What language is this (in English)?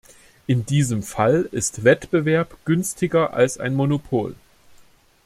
German